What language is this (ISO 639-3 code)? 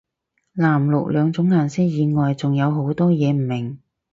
yue